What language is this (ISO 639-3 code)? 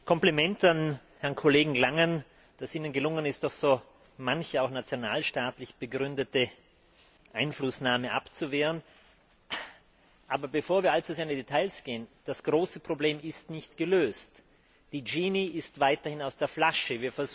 deu